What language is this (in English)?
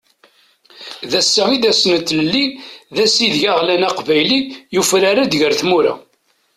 Kabyle